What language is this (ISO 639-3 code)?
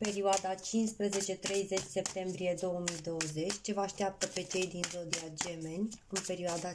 ron